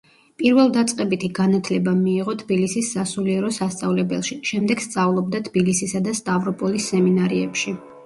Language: Georgian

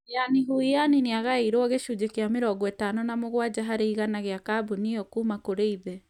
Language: Kikuyu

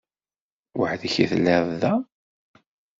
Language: Kabyle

